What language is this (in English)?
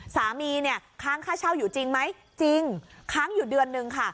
Thai